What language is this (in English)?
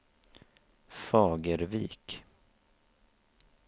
Swedish